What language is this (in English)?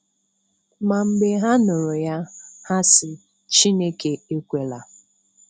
Igbo